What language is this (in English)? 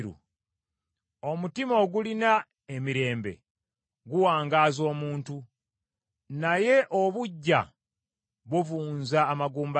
Ganda